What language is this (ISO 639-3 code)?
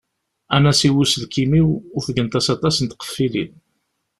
kab